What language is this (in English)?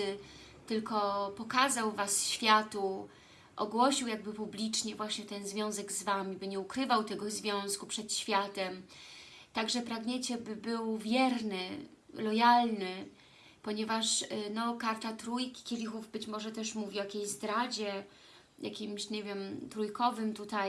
Polish